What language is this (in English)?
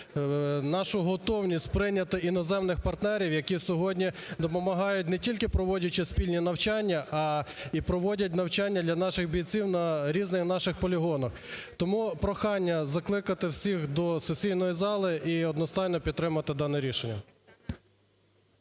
Ukrainian